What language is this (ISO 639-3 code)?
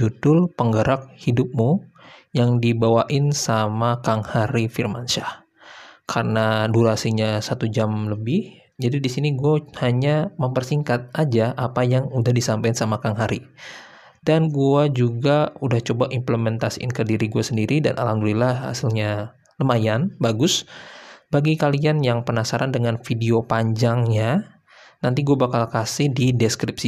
ind